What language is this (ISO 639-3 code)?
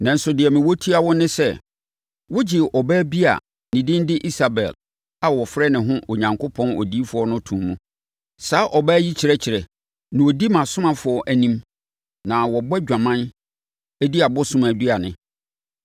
aka